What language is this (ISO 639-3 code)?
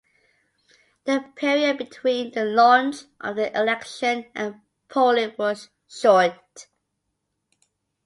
eng